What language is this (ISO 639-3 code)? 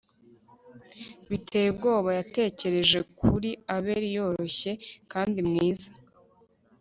kin